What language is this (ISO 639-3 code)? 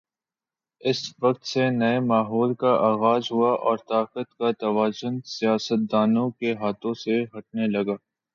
urd